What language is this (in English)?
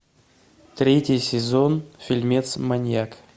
Russian